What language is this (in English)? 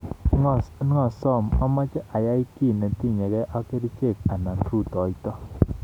Kalenjin